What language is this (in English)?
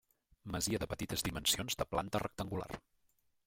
Catalan